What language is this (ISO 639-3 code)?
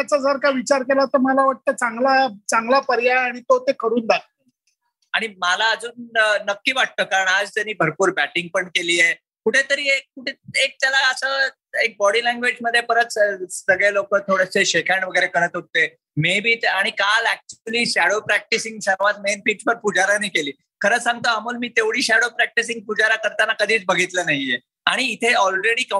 mar